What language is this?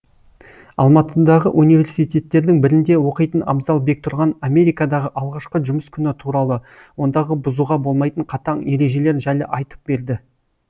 Kazakh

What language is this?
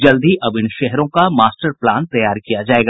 Hindi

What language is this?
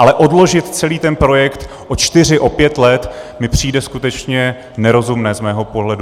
Czech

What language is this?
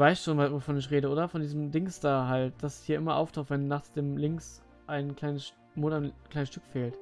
German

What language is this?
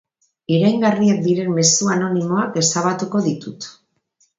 Basque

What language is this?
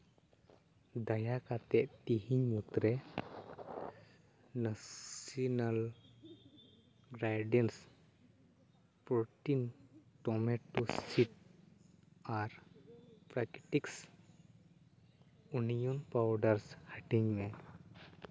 Santali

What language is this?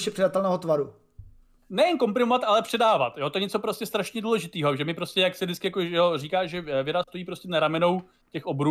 Czech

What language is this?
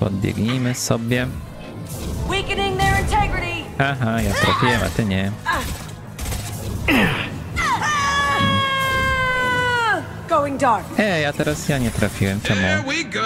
Polish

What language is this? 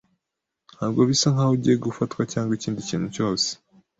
Kinyarwanda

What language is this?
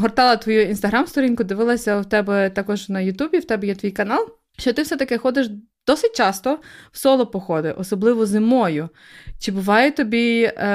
Ukrainian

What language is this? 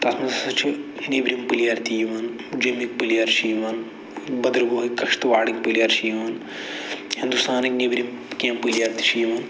Kashmiri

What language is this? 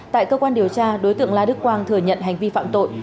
Vietnamese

